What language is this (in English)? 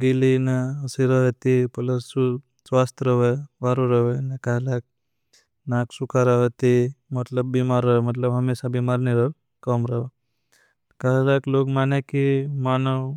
Bhili